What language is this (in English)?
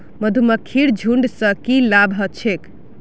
Magahi